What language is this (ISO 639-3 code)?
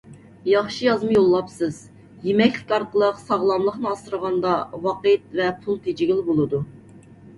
uig